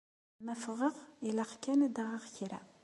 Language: Kabyle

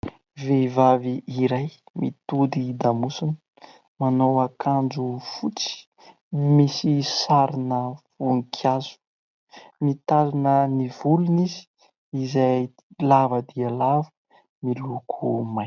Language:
Malagasy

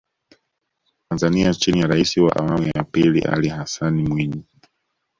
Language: Swahili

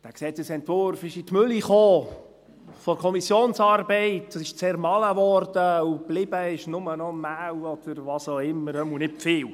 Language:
Swiss German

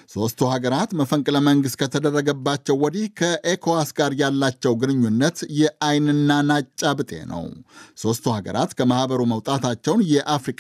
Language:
Amharic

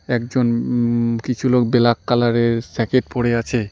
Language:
Bangla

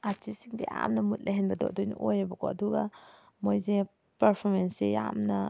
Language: Manipuri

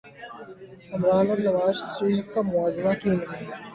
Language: Urdu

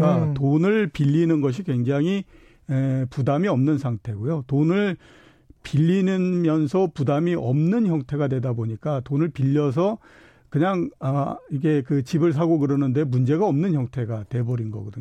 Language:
Korean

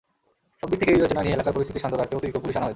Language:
Bangla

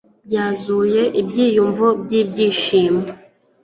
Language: Kinyarwanda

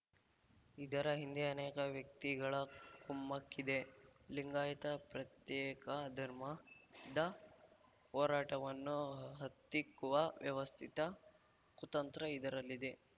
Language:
Kannada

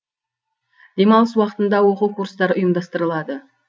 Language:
Kazakh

